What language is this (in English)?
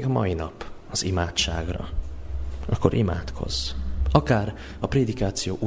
Hungarian